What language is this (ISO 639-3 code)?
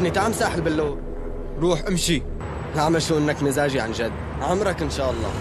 ara